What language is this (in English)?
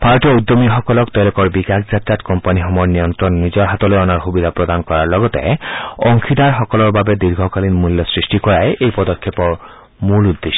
Assamese